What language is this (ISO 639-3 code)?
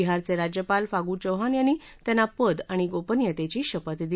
mar